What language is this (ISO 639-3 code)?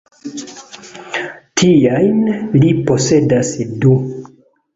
epo